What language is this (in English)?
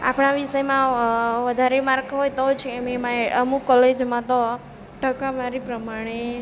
Gujarati